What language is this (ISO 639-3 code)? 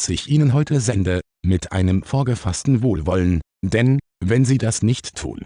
deu